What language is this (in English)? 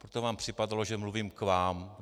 Czech